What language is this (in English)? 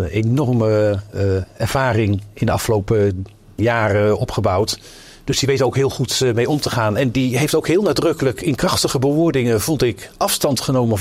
Dutch